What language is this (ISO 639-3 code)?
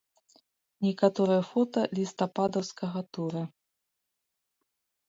bel